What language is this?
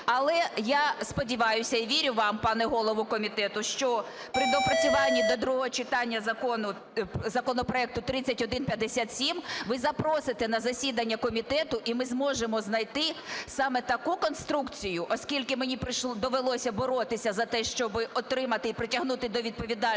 Ukrainian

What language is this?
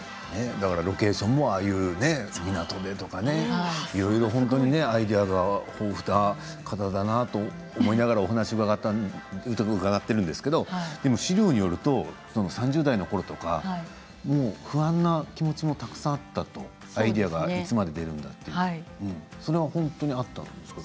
Japanese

